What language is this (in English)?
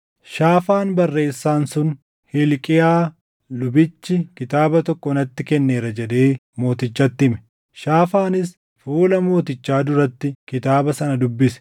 Oromo